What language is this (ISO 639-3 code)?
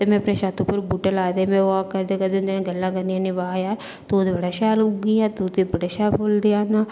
doi